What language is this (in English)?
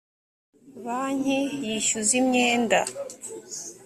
Kinyarwanda